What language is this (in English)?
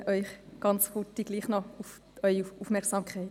Swiss German